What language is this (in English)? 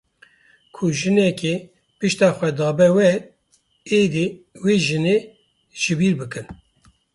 Kurdish